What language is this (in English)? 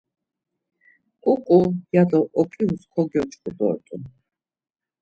Laz